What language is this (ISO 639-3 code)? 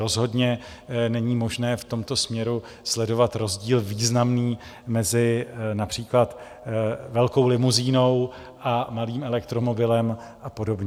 ces